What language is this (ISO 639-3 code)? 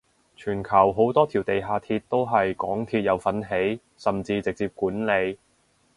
yue